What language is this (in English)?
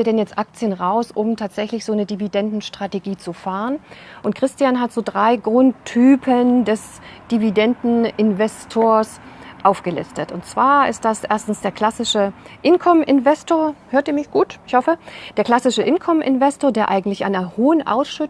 German